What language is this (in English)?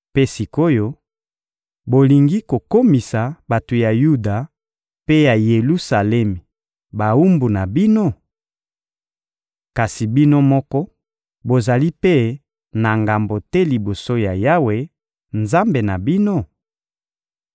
Lingala